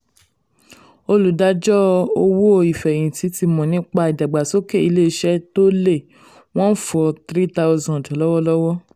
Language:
Yoruba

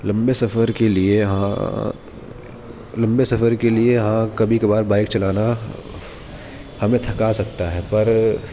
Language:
Urdu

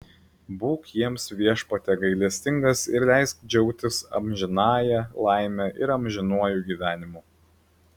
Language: Lithuanian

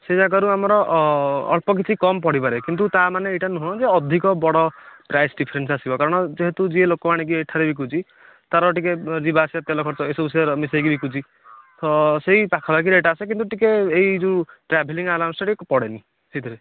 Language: Odia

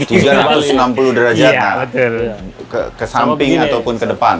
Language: Indonesian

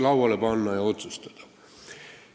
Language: Estonian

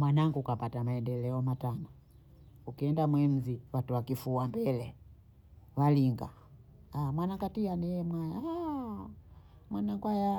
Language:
Bondei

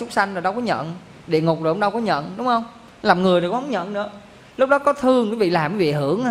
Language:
Vietnamese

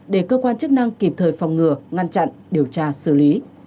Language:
Vietnamese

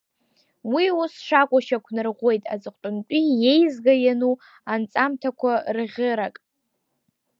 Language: Abkhazian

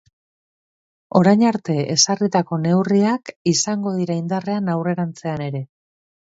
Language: Basque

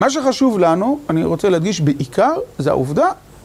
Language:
Hebrew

